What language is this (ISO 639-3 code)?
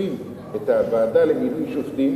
heb